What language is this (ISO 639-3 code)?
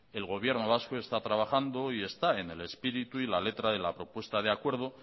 spa